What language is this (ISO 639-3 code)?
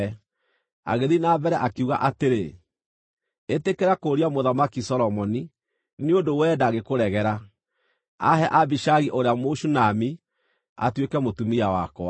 kik